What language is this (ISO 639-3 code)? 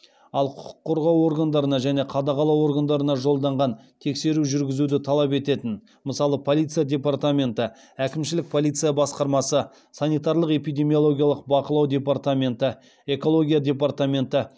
kaz